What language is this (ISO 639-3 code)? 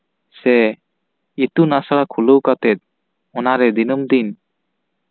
sat